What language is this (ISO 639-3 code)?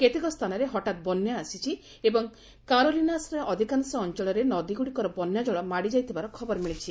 ori